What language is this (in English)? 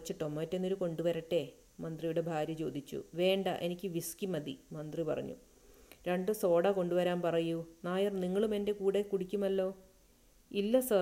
Malayalam